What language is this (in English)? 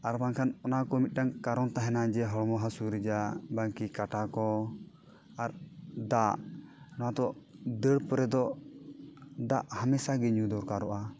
Santali